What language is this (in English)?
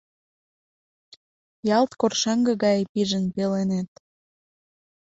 Mari